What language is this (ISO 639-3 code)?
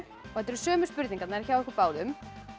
isl